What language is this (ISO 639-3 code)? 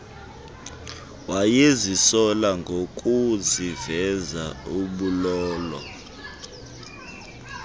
xho